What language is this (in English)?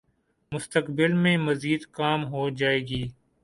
Urdu